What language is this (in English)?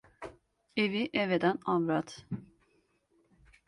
Turkish